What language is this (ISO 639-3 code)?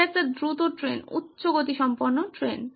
ben